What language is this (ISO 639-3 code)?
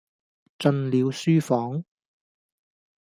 yue